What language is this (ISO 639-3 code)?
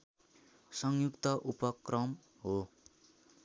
nep